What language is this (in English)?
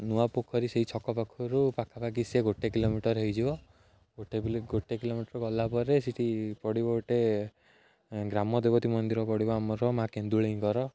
Odia